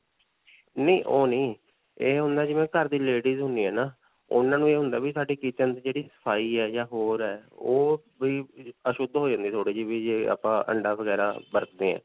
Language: Punjabi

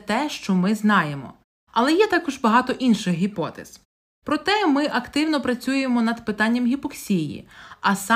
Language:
Ukrainian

